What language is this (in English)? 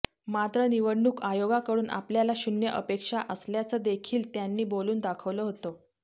Marathi